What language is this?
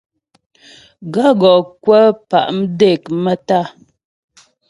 Ghomala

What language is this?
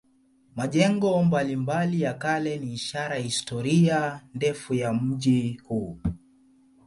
Swahili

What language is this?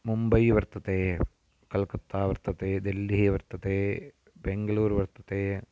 Sanskrit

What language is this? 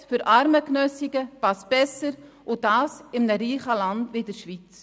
Swiss German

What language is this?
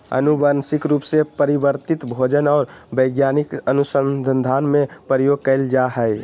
Magahi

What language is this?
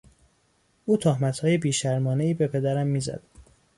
Persian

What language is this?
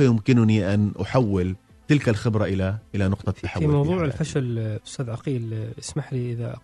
Arabic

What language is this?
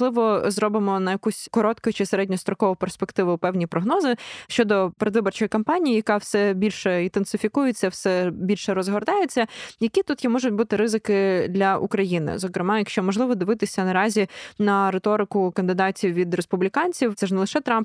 Ukrainian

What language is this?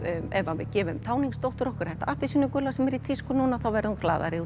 Icelandic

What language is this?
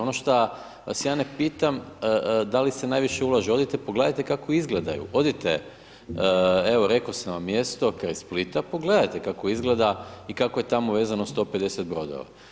Croatian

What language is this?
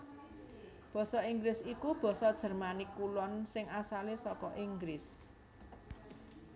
Javanese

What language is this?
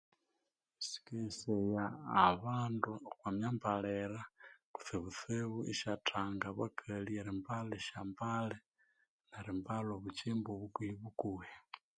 Konzo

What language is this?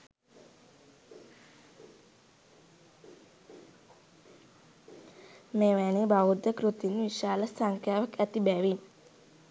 Sinhala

